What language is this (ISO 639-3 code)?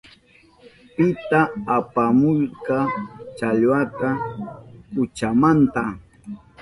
qup